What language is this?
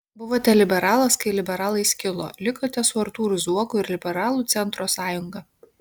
Lithuanian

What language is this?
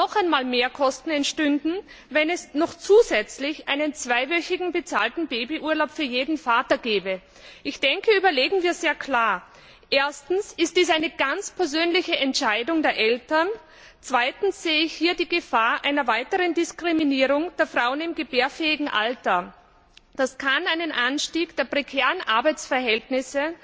German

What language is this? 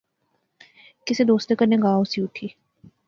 Pahari-Potwari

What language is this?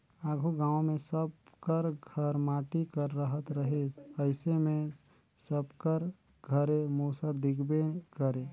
Chhattisgarhi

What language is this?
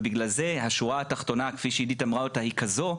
Hebrew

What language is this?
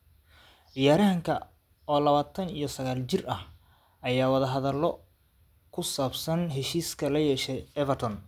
Somali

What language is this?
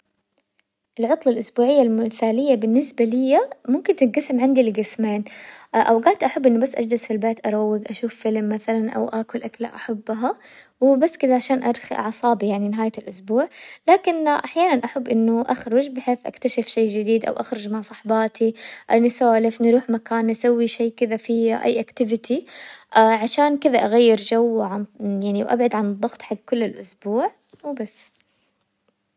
Hijazi Arabic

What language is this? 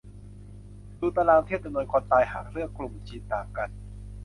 Thai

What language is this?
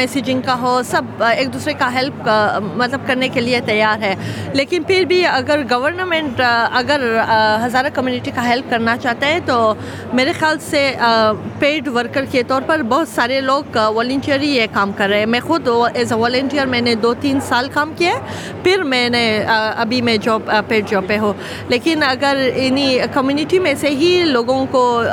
Urdu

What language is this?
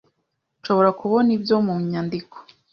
Kinyarwanda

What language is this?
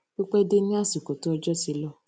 Yoruba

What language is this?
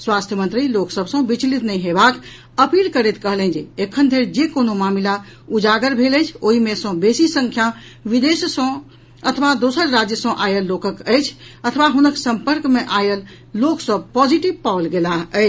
Maithili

